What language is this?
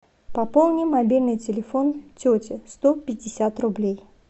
Russian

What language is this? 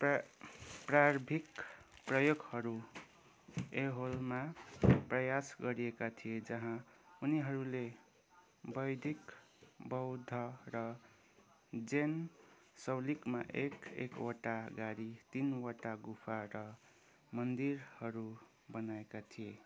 Nepali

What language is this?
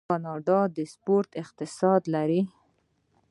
Pashto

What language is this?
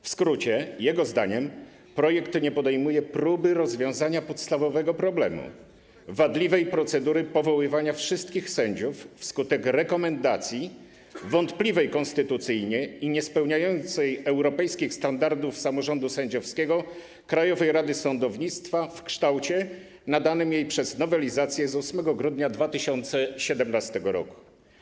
Polish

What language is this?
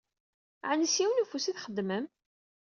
Kabyle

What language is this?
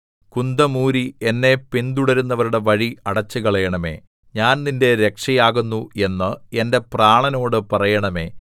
Malayalam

